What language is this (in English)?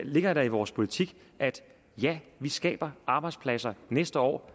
Danish